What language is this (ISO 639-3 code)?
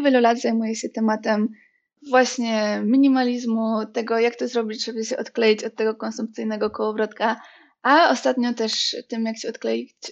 pol